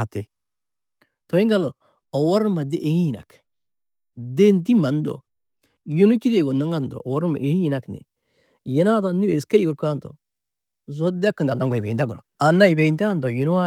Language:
Tedaga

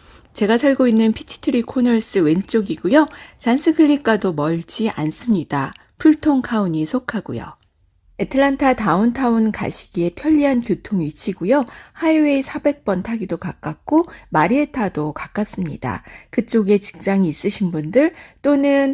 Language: Korean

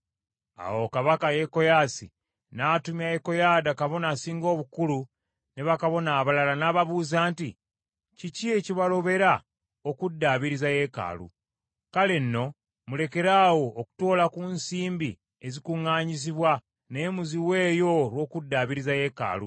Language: Ganda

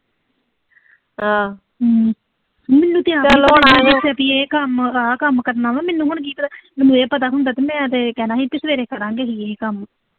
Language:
Punjabi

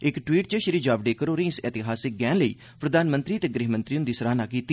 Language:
Dogri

